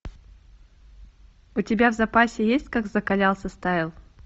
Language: Russian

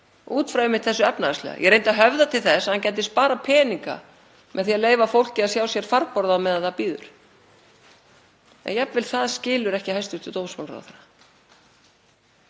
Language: Icelandic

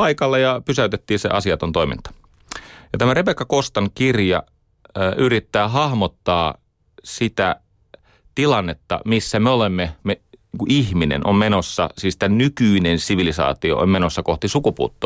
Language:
Finnish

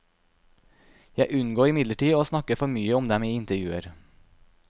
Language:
Norwegian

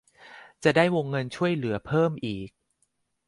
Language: Thai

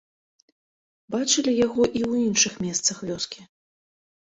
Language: Belarusian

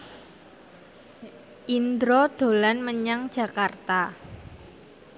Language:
Javanese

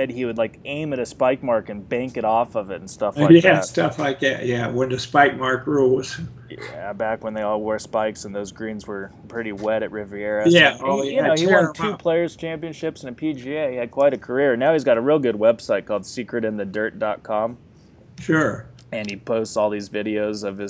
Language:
English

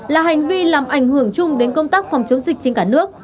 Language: Vietnamese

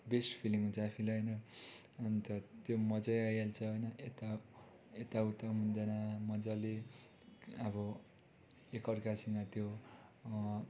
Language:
Nepali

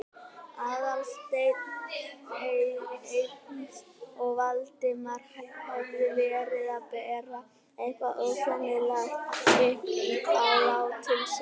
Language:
Icelandic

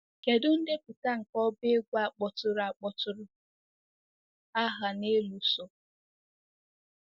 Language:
Igbo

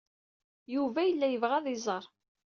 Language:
Kabyle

